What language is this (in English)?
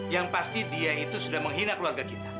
Indonesian